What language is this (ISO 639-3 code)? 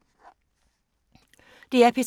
dan